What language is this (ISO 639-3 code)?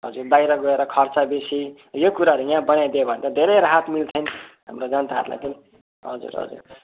nep